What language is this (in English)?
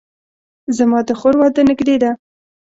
Pashto